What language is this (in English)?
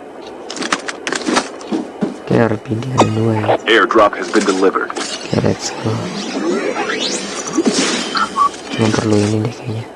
Indonesian